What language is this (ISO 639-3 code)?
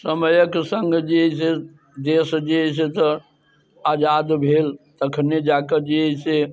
mai